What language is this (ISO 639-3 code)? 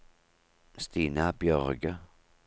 nor